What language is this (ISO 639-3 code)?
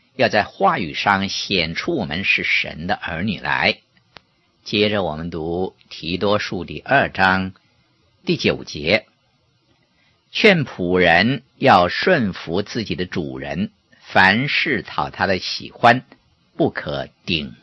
zho